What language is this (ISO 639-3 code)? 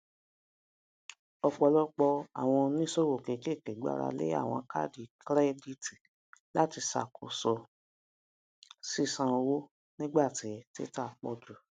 yor